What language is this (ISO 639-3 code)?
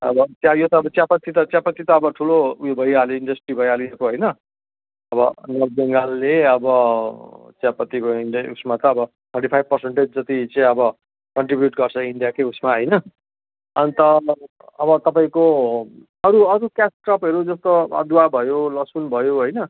nep